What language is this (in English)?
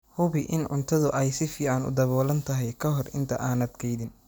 Somali